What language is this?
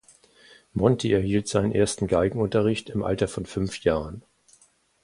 German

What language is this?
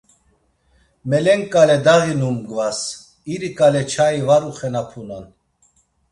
Laz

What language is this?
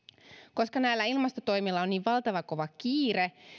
Finnish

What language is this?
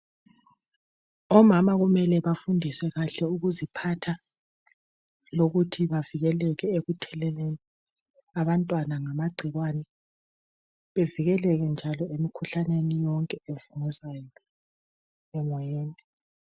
North Ndebele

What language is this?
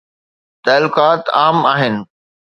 Sindhi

